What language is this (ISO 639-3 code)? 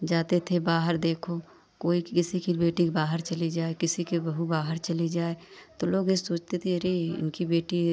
hin